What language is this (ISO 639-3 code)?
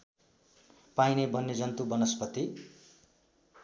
nep